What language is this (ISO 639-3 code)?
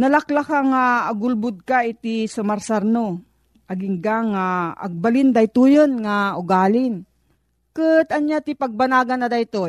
fil